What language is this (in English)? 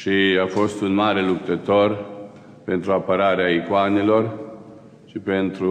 Romanian